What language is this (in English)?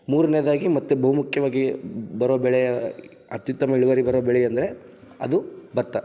Kannada